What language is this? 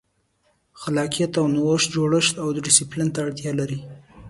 Pashto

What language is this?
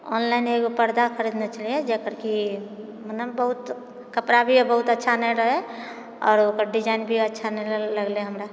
Maithili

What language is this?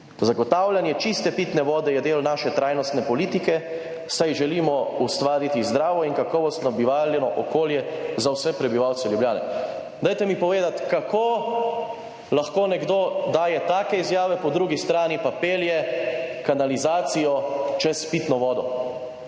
Slovenian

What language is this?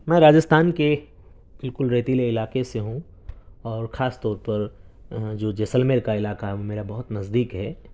Urdu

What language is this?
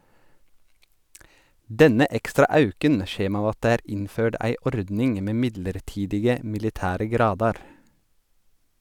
Norwegian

